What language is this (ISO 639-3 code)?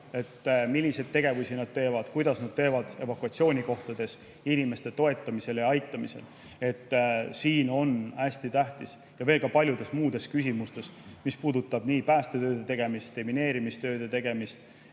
est